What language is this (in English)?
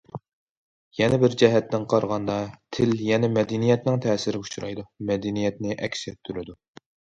Uyghur